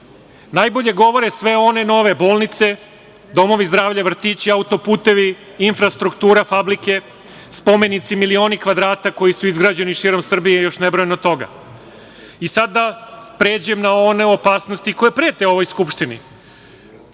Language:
Serbian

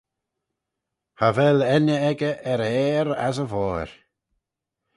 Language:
Manx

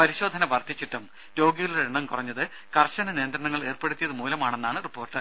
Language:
Malayalam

